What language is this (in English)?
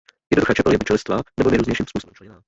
Czech